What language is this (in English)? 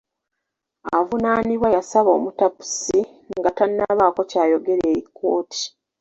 Ganda